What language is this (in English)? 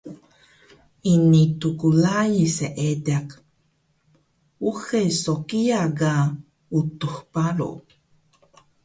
Taroko